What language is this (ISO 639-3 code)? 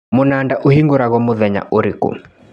kik